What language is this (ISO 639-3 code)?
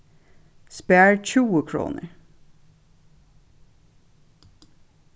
fao